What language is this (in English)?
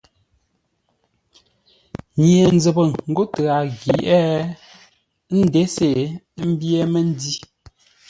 Ngombale